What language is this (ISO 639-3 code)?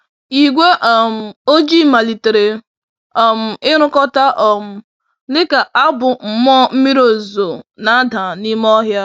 ibo